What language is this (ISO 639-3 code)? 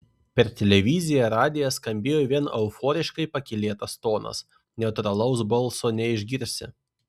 lit